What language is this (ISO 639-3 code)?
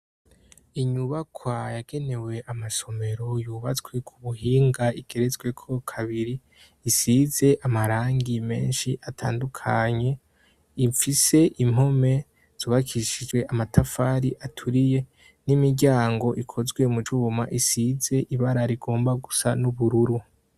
run